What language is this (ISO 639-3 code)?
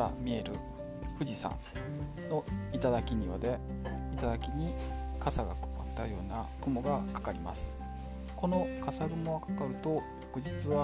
jpn